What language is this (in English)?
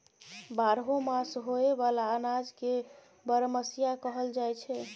Maithili